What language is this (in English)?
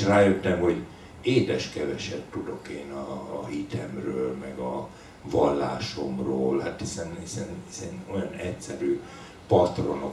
Hungarian